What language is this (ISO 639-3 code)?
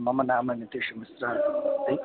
san